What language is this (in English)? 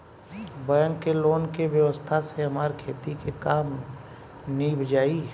Bhojpuri